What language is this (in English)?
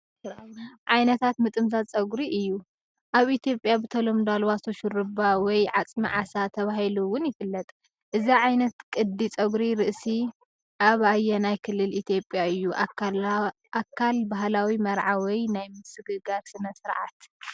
Tigrinya